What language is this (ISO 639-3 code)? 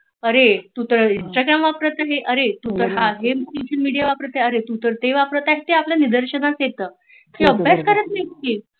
mar